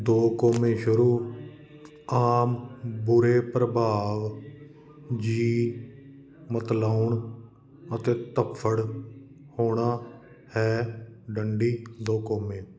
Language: Punjabi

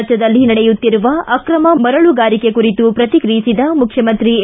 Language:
Kannada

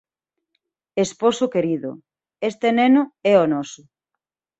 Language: Galician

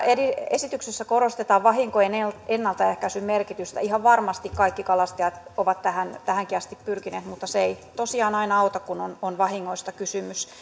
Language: Finnish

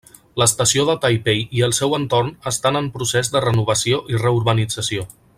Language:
Catalan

